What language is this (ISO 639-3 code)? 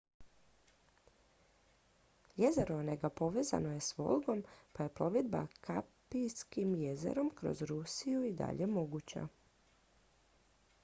hrv